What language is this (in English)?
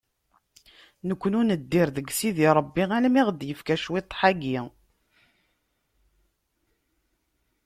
Kabyle